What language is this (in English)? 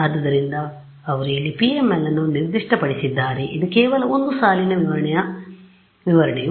Kannada